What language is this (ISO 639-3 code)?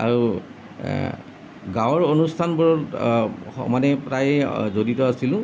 asm